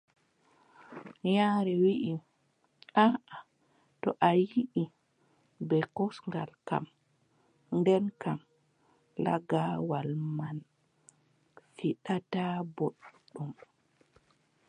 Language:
Adamawa Fulfulde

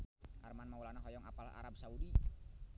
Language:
Sundanese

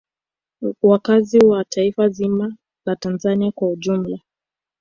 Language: Swahili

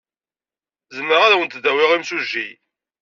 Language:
Kabyle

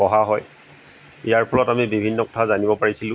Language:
Assamese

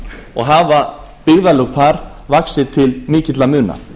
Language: Icelandic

